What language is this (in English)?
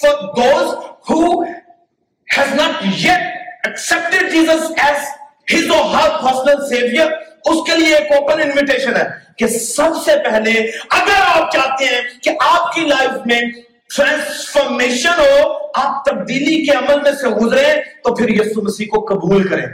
Urdu